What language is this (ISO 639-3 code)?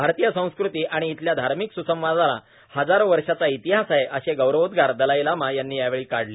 mar